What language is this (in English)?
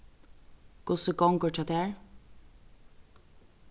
Faroese